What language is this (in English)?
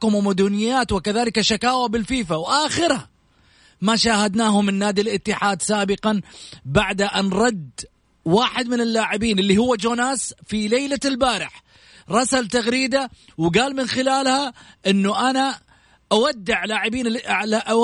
Arabic